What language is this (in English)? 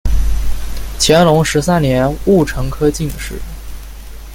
Chinese